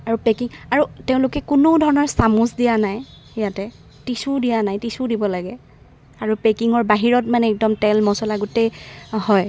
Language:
Assamese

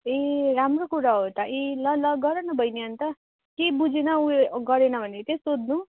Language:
Nepali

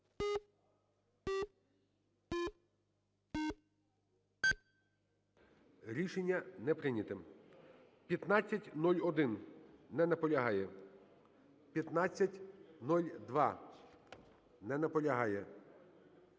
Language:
Ukrainian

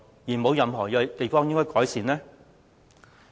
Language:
Cantonese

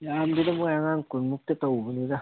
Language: Manipuri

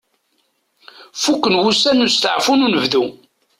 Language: Kabyle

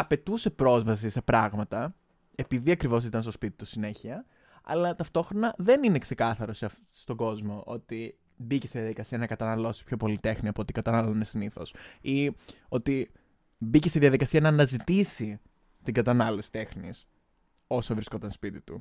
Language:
Greek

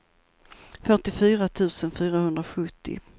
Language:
Swedish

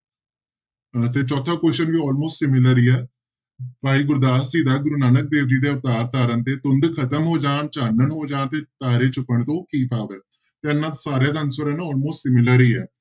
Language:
Punjabi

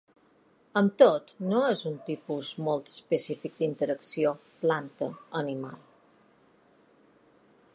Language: Catalan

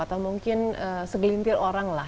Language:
Indonesian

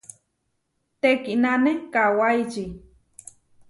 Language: Huarijio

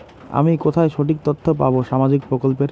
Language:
Bangla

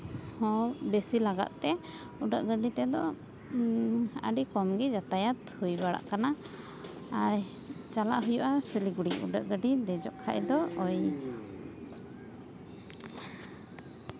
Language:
Santali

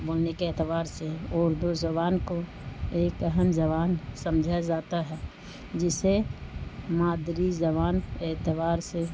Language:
Urdu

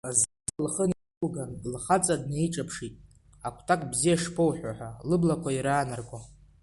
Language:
Abkhazian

